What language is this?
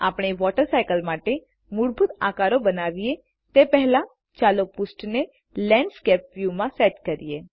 Gujarati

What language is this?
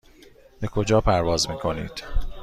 Persian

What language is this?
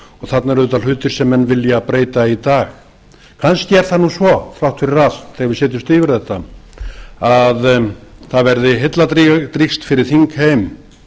Icelandic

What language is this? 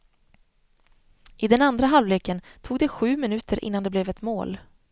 Swedish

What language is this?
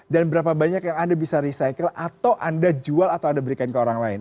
Indonesian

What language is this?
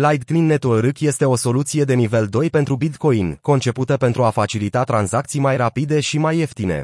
Romanian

